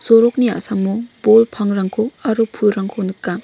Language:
Garo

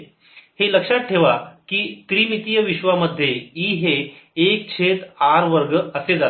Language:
Marathi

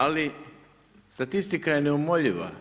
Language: Croatian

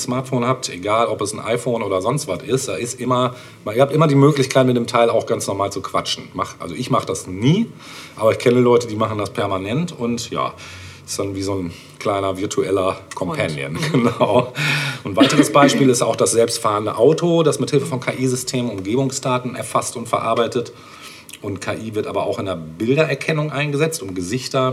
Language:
German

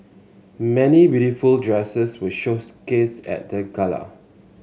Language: English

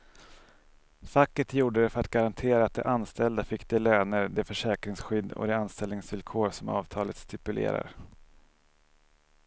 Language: Swedish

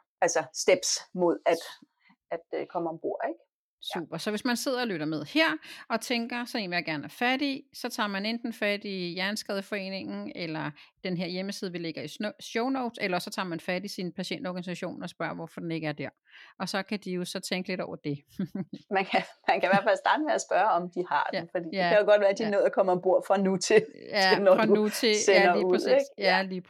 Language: Danish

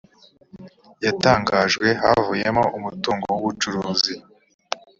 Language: Kinyarwanda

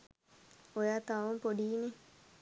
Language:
Sinhala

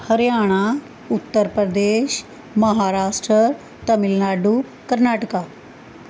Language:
Punjabi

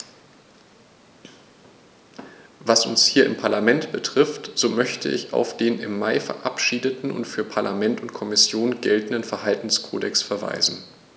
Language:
German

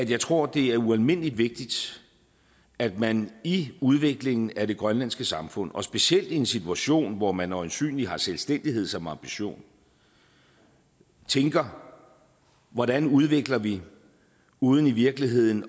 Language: Danish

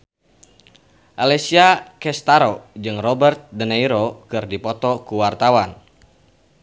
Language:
Sundanese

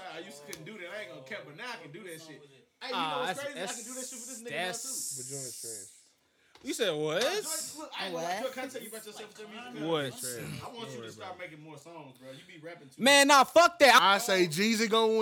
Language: English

